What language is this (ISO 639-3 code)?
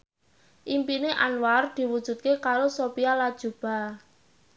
jav